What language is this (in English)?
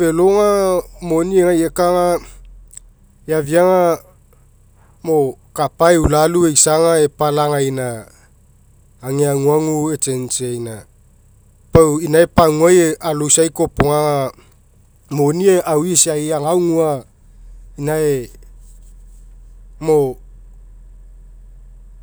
Mekeo